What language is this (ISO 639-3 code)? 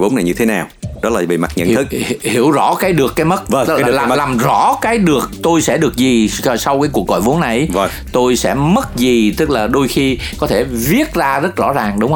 vie